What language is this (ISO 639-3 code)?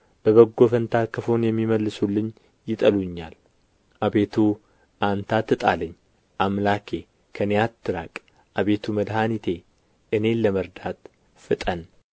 amh